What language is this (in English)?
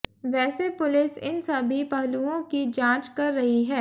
Hindi